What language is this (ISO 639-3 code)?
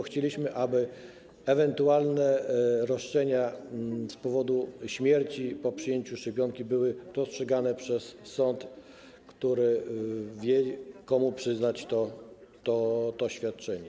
pol